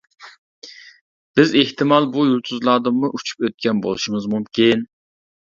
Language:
Uyghur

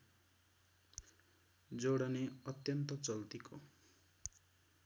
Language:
Nepali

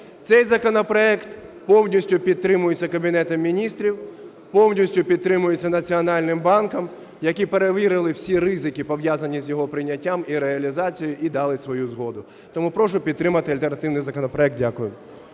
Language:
Ukrainian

